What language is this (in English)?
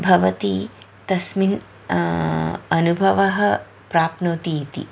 Sanskrit